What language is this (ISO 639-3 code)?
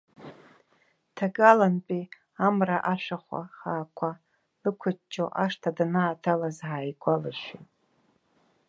abk